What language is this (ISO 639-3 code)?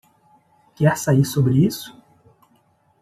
por